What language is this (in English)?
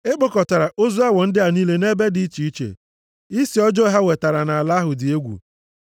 Igbo